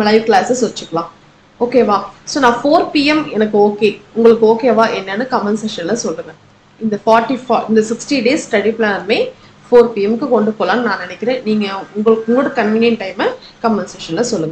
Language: Tamil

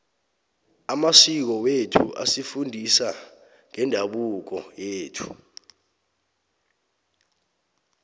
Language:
South Ndebele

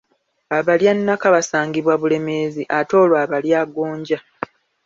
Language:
Ganda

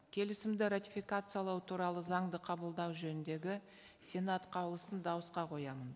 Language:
Kazakh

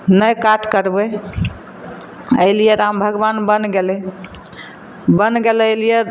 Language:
Maithili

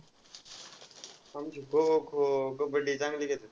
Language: Marathi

